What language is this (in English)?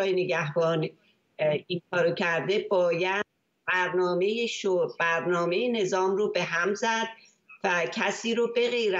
Persian